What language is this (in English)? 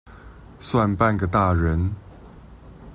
Chinese